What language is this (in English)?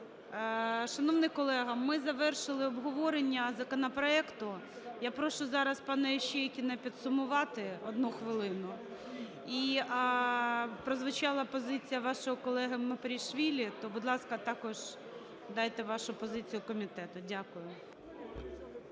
Ukrainian